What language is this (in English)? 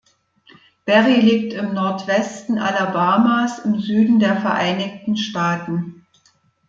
German